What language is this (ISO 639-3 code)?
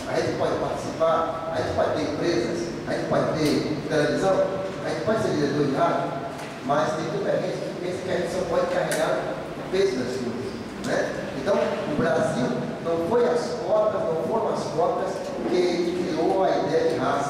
por